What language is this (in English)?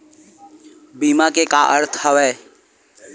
Chhattisgarhi